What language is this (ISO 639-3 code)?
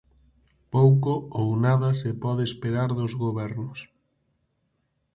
glg